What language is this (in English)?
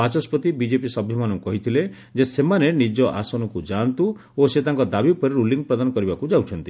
Odia